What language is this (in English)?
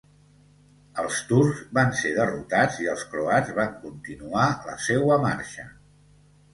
Catalan